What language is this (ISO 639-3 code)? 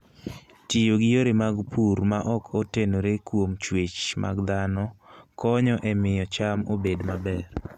luo